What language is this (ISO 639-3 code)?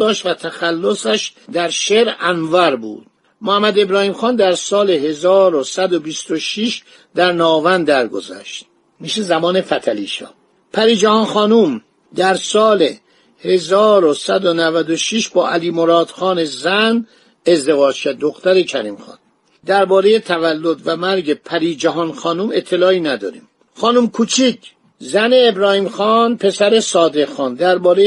fas